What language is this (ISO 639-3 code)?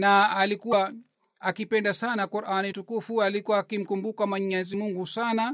swa